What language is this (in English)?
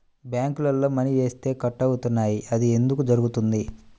Telugu